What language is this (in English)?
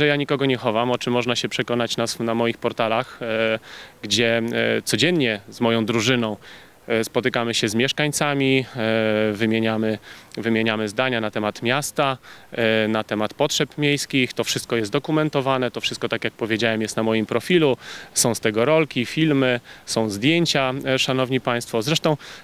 Polish